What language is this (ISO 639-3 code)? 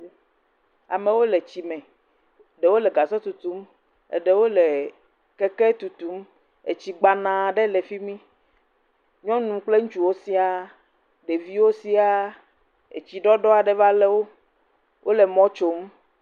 ewe